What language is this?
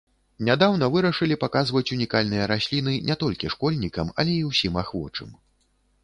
Belarusian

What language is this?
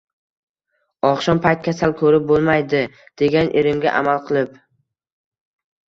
Uzbek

